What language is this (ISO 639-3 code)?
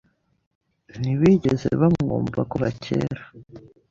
kin